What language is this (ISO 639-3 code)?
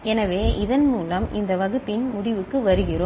tam